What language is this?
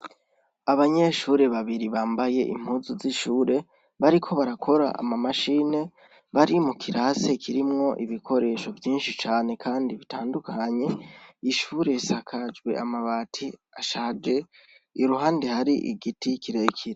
Rundi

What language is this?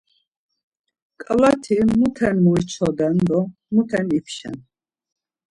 Laz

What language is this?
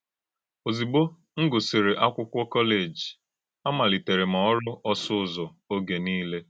Igbo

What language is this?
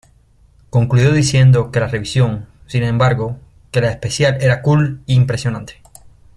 Spanish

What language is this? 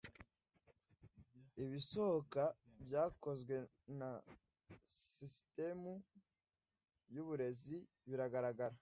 Kinyarwanda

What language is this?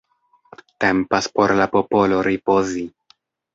Esperanto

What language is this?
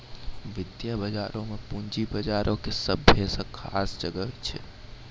Maithili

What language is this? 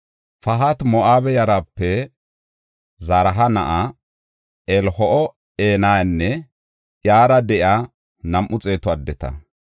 Gofa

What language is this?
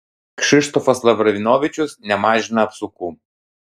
Lithuanian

